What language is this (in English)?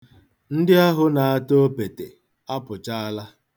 Igbo